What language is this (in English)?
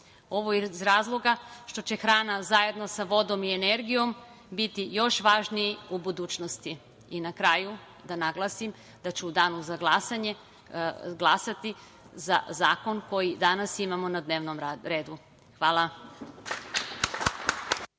Serbian